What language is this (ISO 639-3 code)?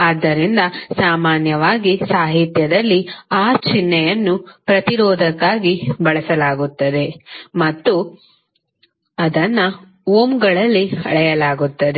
kan